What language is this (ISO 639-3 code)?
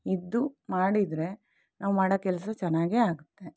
kan